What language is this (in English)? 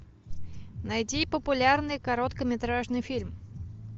Russian